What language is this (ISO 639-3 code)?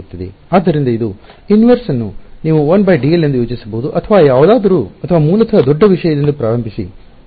kan